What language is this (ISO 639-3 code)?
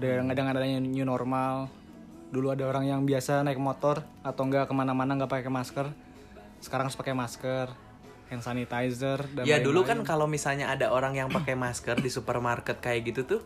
ind